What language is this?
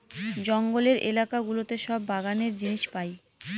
Bangla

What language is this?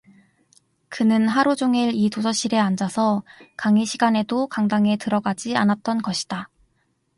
Korean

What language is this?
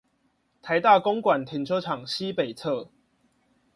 Chinese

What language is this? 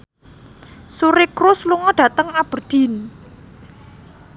Javanese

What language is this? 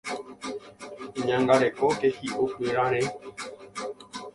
Guarani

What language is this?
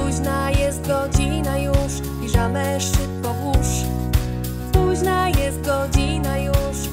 Polish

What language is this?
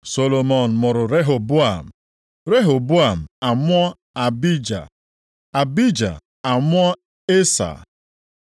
Igbo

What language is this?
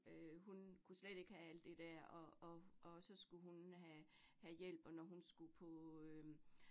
Danish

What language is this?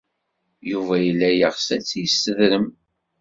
Kabyle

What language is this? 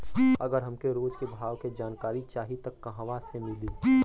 Bhojpuri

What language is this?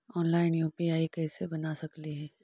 Magahi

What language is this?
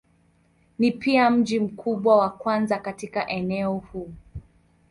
Swahili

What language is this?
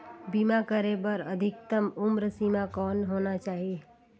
Chhattisgarhi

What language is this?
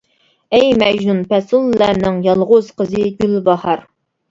Uyghur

